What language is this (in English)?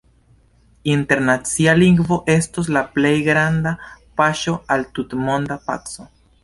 Esperanto